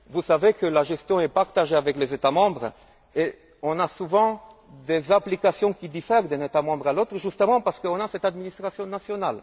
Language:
French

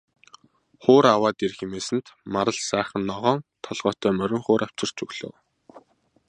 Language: Mongolian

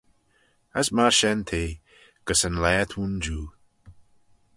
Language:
Manx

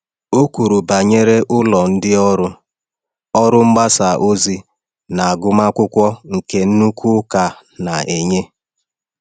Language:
Igbo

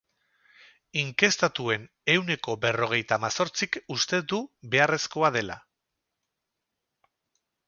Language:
Basque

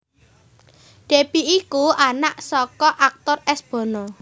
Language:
Javanese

